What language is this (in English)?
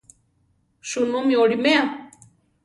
Central Tarahumara